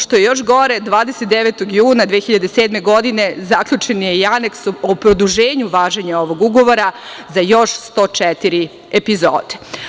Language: Serbian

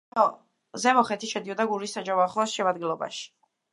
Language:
Georgian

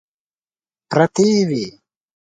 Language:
Pashto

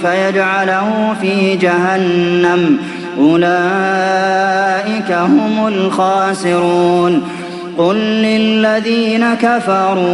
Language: Arabic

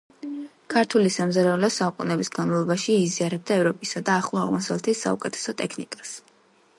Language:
Georgian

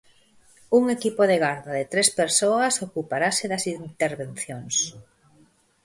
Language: Galician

